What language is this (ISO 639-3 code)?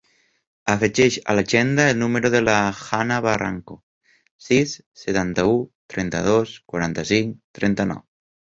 cat